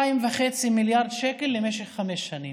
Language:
Hebrew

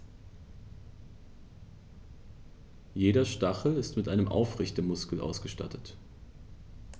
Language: German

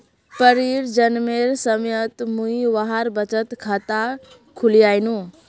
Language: Magahi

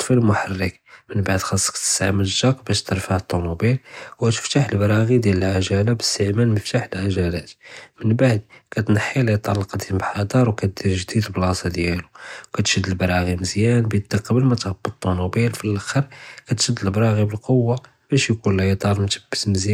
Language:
Judeo-Arabic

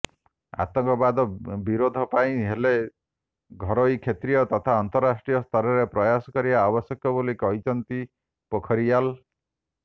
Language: Odia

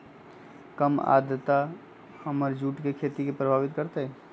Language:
Magahi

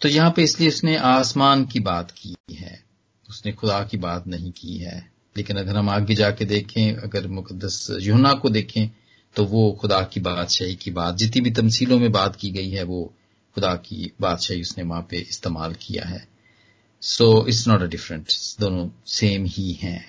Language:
Hindi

